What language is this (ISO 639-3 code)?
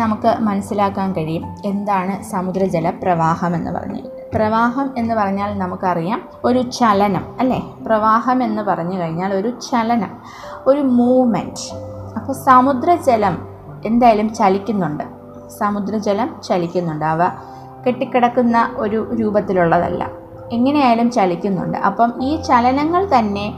mal